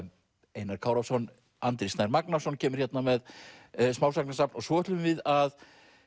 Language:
Icelandic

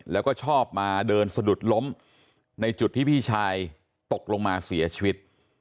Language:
Thai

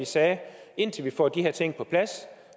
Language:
Danish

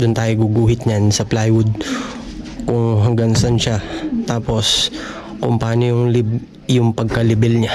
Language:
Filipino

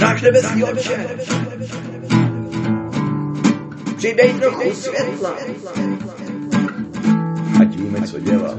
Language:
Czech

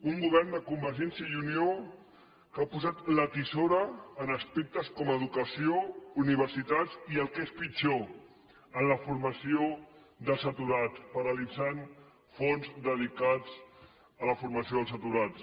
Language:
Catalan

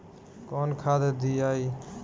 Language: Bhojpuri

